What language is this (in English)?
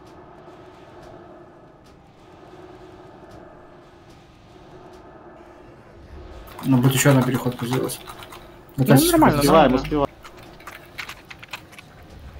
Russian